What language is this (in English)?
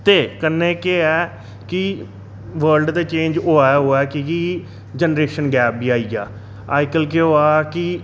Dogri